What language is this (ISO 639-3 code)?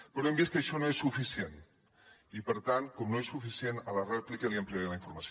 cat